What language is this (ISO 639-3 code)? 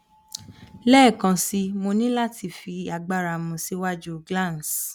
yor